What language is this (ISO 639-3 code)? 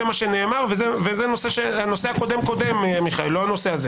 heb